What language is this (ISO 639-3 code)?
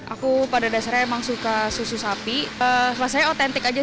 ind